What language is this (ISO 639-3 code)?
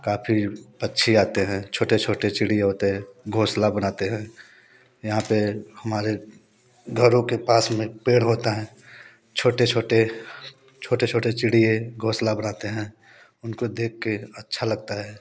hin